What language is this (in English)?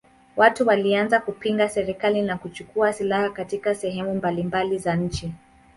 Swahili